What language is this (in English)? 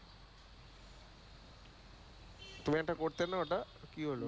Bangla